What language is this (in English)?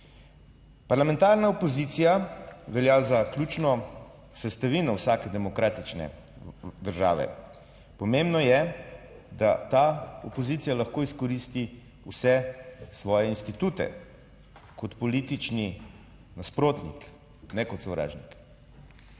Slovenian